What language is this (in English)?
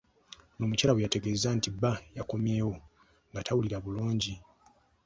Ganda